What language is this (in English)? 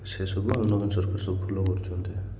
Odia